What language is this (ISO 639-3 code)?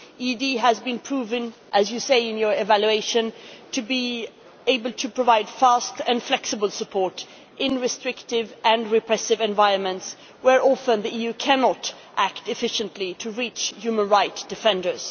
eng